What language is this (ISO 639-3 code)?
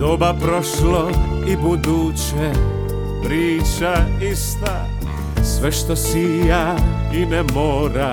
hrv